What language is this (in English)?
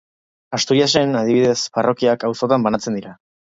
Basque